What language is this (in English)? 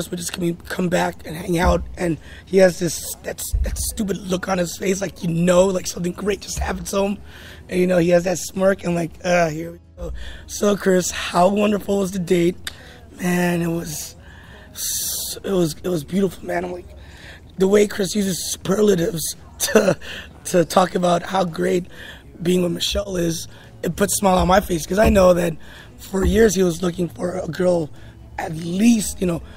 English